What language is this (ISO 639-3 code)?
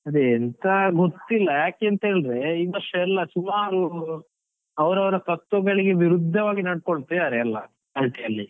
kan